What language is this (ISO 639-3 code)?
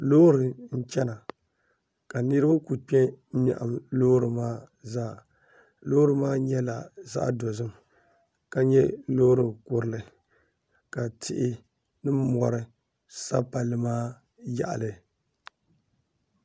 dag